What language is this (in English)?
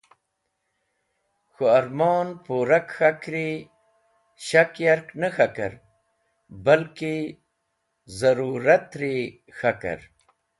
Wakhi